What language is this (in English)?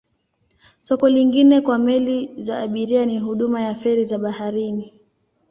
Swahili